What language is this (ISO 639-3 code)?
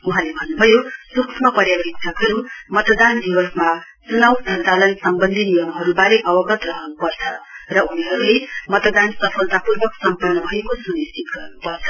nep